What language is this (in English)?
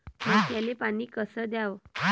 Marathi